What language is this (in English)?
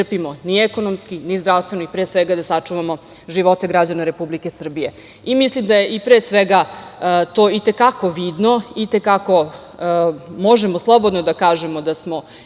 Serbian